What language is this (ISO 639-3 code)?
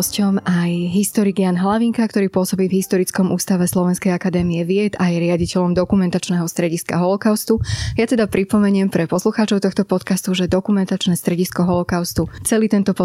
slk